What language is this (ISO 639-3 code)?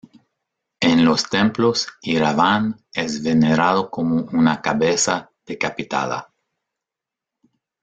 spa